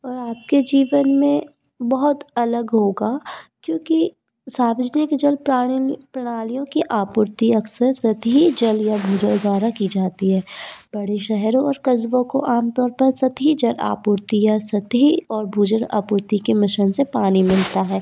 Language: Hindi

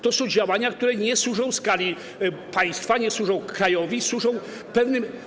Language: Polish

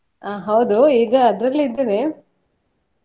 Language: Kannada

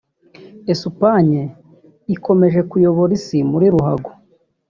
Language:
Kinyarwanda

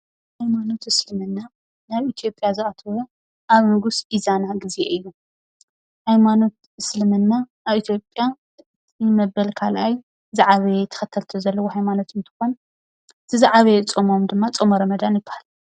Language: Tigrinya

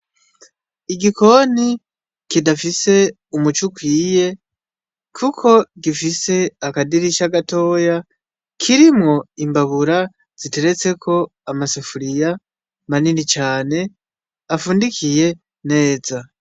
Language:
Rundi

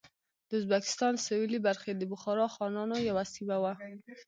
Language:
Pashto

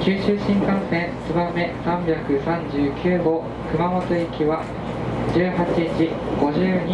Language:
Japanese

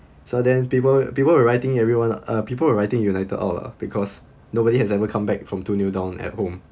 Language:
English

